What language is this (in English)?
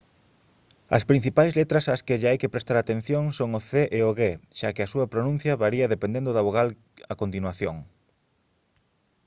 Galician